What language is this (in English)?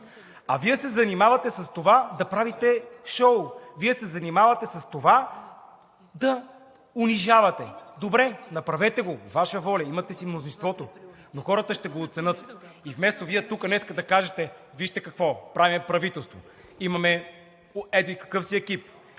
Bulgarian